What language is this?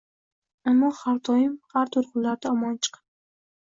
Uzbek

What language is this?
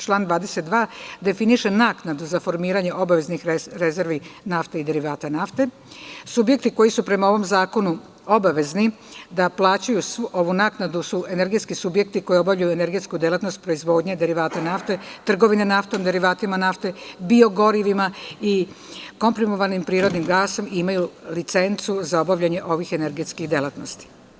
Serbian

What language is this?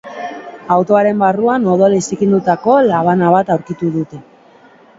Basque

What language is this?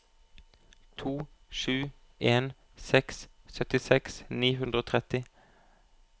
Norwegian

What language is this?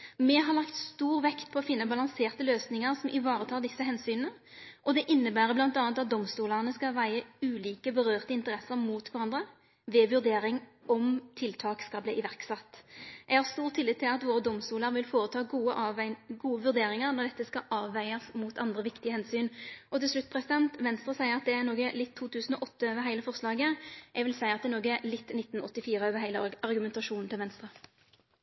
Norwegian Nynorsk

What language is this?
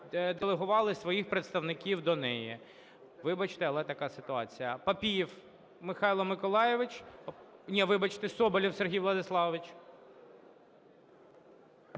Ukrainian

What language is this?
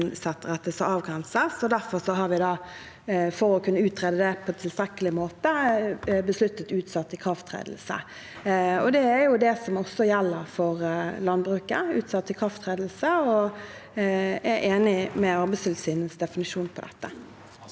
Norwegian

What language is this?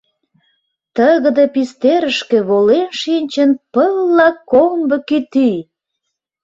Mari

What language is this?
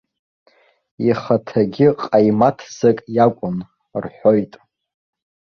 Abkhazian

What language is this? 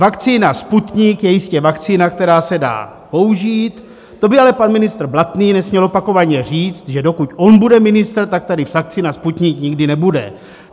Czech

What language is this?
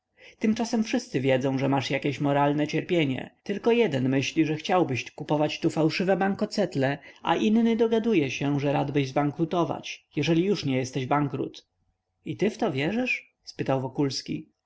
Polish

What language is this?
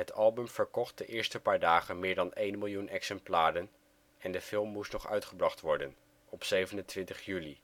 Dutch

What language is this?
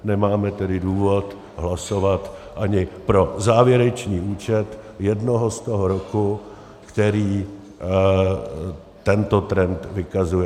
Czech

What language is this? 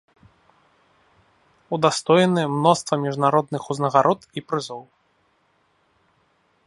Belarusian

